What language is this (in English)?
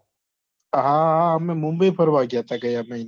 Gujarati